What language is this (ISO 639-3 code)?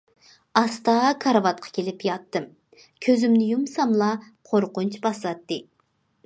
uig